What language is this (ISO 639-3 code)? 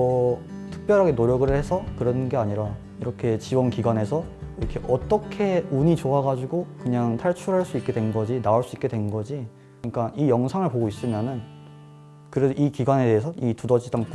kor